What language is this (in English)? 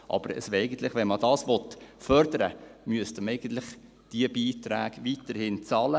Swiss German